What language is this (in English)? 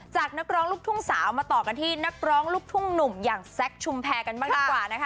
Thai